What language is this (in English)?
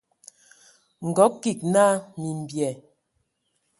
Ewondo